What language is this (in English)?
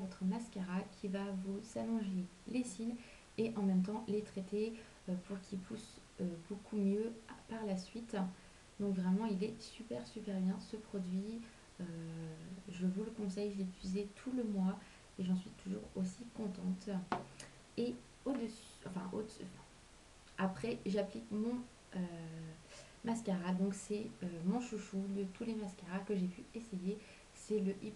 French